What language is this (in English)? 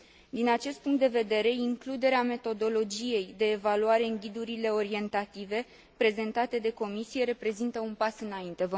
Romanian